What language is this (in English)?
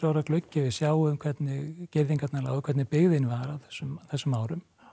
Icelandic